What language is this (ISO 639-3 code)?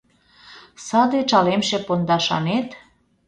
chm